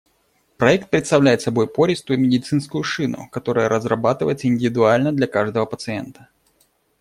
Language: Russian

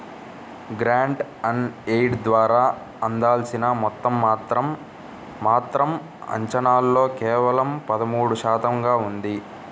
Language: Telugu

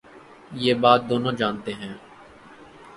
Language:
Urdu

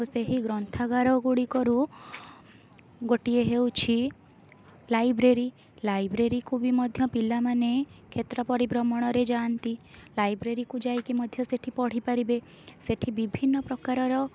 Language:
Odia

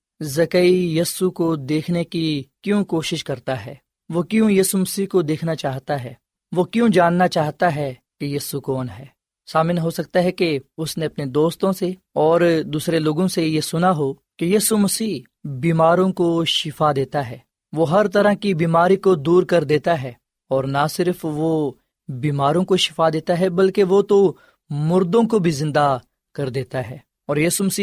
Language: Urdu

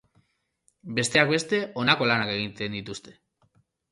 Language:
Basque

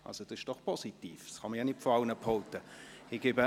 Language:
Swiss German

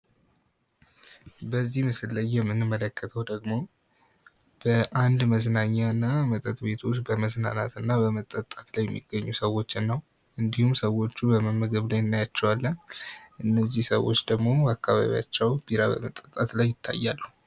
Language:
Amharic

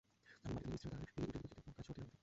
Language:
Bangla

